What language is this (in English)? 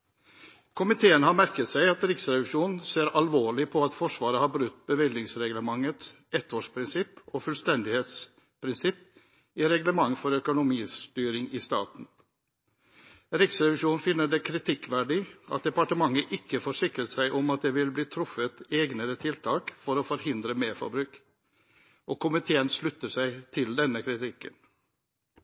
Norwegian Bokmål